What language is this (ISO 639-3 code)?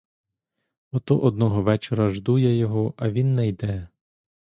ukr